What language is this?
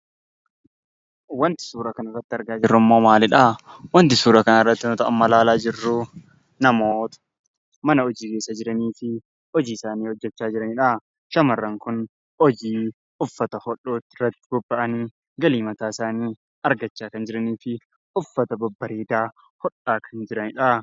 Oromo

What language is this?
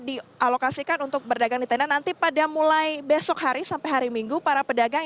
Indonesian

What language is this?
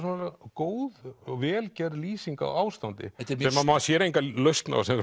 Icelandic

